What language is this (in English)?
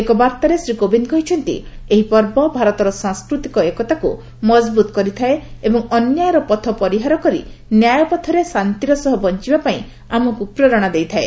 Odia